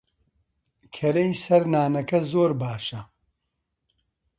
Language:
Central Kurdish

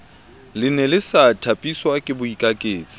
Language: Southern Sotho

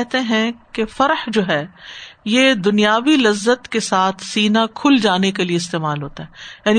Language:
Urdu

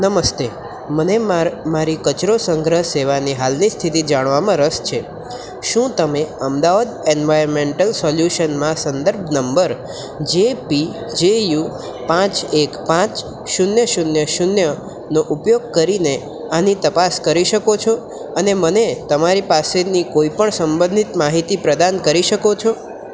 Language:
Gujarati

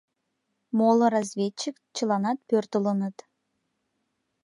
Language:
Mari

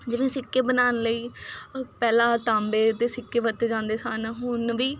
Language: Punjabi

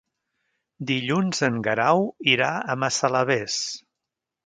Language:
Catalan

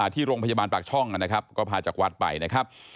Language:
Thai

